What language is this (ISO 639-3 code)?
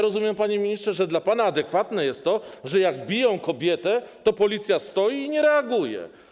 pol